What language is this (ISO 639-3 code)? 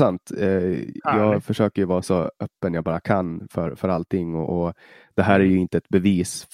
swe